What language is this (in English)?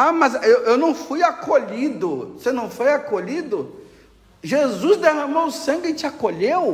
Portuguese